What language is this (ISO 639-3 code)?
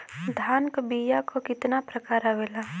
bho